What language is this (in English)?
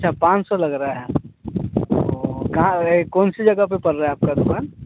Hindi